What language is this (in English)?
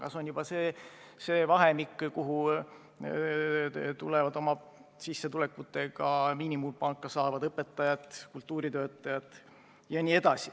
Estonian